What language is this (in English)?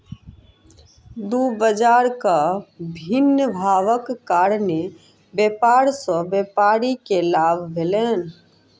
Maithili